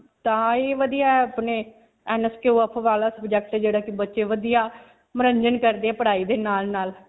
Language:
Punjabi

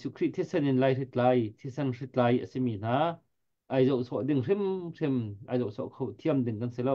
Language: Thai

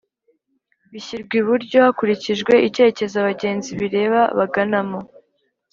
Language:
Kinyarwanda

